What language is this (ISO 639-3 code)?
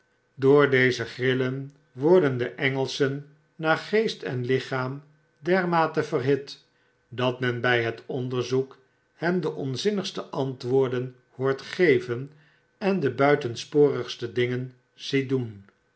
nld